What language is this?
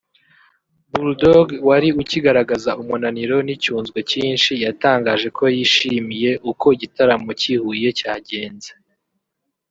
Kinyarwanda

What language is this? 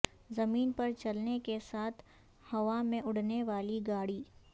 Urdu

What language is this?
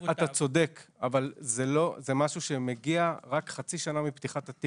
Hebrew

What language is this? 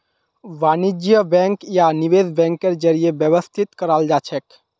Magahi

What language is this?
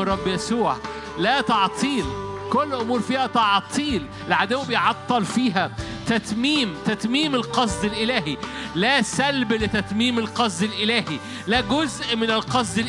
Arabic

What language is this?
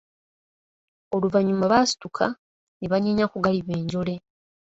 Ganda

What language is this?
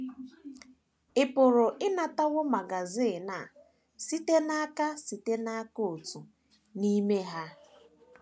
Igbo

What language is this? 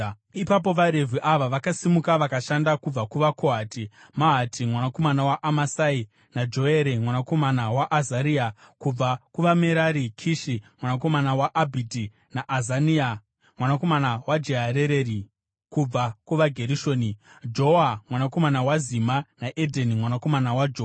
Shona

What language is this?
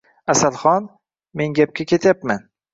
Uzbek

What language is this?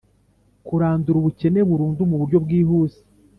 Kinyarwanda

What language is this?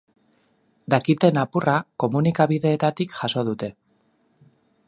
Basque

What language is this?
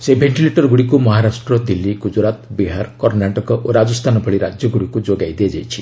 Odia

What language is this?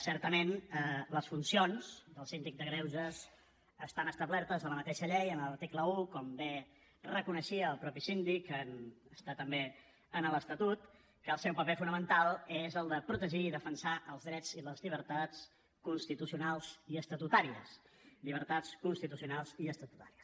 Catalan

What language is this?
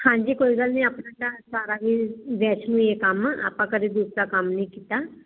Punjabi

